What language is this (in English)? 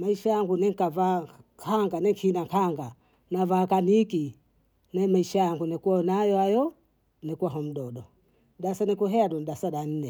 Bondei